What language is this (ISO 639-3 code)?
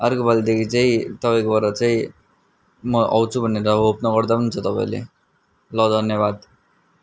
nep